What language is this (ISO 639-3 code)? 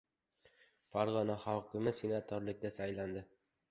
uzb